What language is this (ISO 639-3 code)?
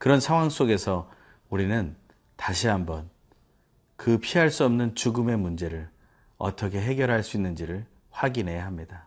kor